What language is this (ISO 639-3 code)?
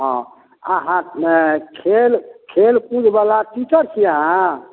mai